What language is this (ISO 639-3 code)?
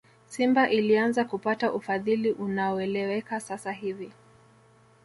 swa